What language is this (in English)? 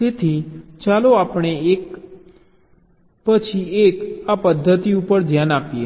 Gujarati